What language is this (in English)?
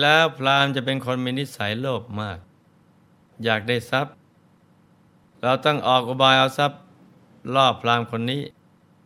Thai